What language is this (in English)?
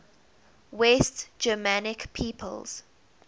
English